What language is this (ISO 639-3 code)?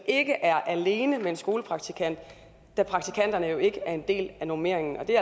dan